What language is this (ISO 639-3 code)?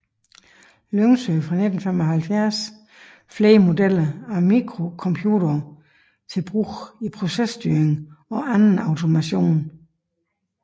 dan